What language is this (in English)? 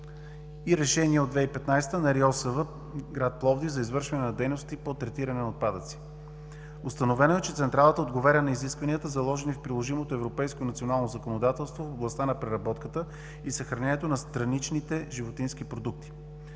Bulgarian